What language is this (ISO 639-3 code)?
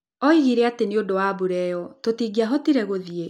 kik